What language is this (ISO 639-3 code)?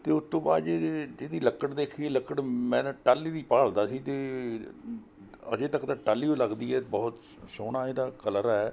pan